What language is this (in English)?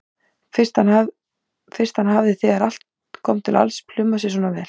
Icelandic